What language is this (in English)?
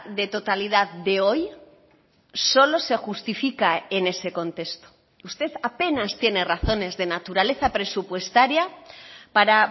Spanish